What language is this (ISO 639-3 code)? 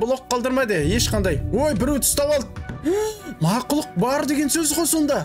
tur